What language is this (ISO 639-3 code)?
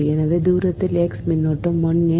tam